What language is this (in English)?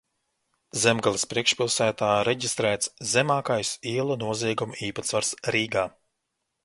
Latvian